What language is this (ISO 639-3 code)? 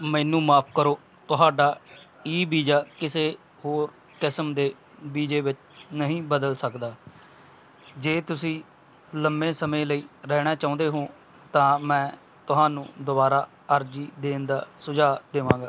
pan